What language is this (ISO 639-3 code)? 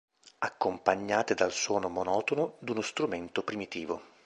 ita